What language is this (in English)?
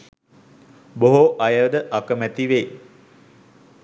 Sinhala